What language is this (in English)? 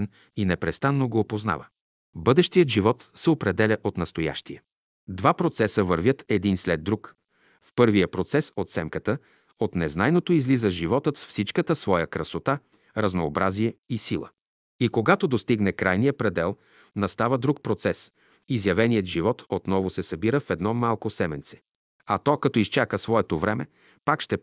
Bulgarian